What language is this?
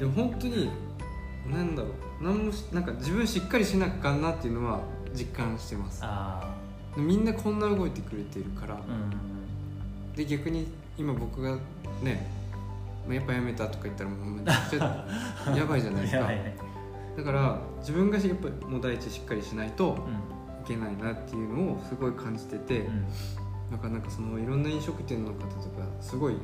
Japanese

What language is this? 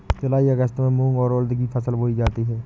Hindi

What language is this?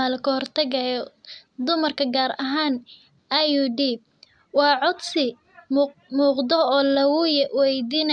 Somali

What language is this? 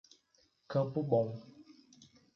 Portuguese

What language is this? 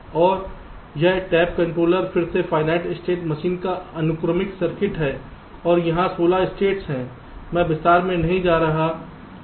Hindi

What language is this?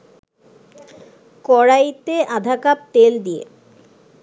Bangla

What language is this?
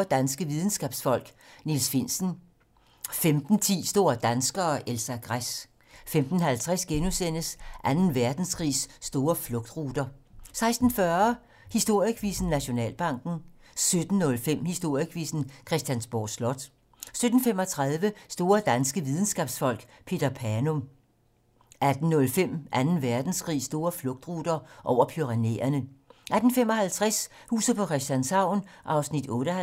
Danish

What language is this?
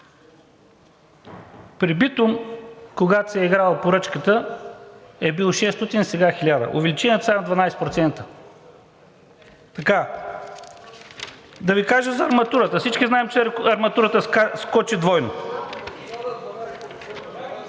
Bulgarian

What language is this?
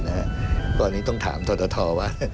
Thai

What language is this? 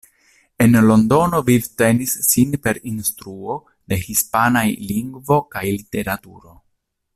Esperanto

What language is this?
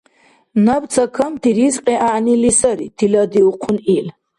Dargwa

